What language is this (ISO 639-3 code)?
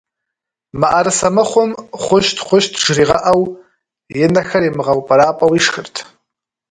kbd